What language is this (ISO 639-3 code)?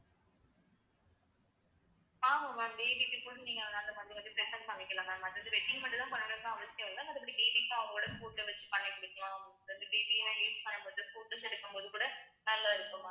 tam